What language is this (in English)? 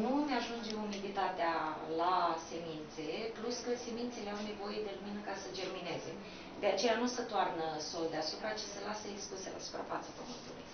Romanian